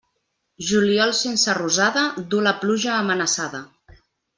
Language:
Catalan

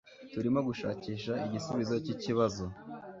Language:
Kinyarwanda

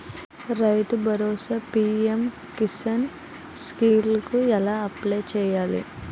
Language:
Telugu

